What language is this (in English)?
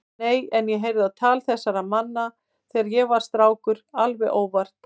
Icelandic